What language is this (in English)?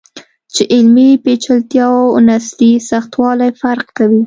Pashto